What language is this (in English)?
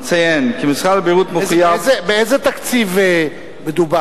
Hebrew